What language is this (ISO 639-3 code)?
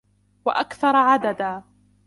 ara